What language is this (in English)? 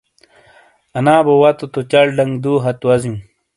Shina